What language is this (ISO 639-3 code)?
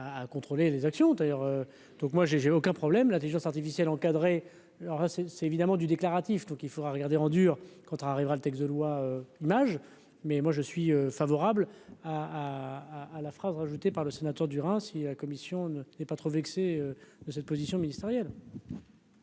fra